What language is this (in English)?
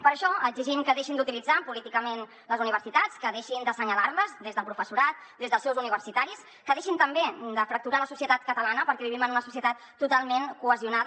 Catalan